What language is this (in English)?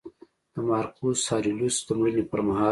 Pashto